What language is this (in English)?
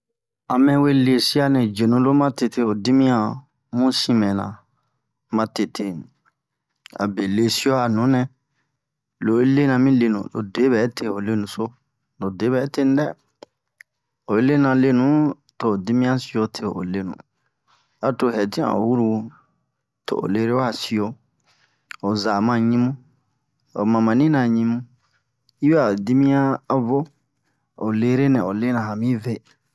Bomu